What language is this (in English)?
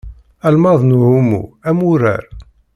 Kabyle